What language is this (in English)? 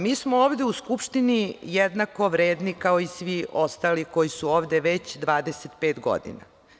Serbian